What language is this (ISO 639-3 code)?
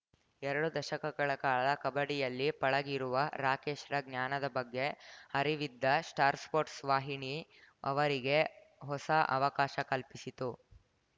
kan